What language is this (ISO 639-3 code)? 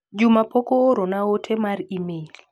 luo